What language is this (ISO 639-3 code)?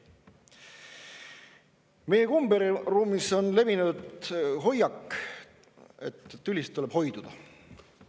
est